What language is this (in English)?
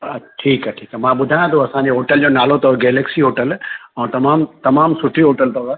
Sindhi